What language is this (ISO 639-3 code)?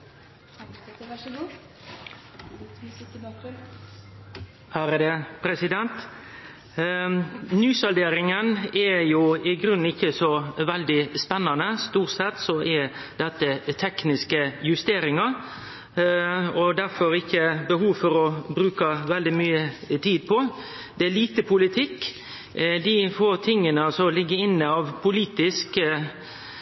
nno